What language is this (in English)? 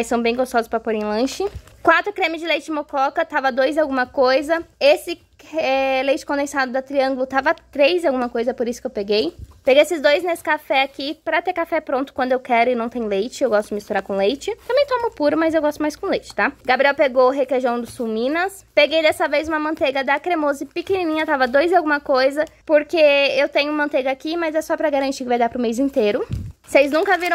Portuguese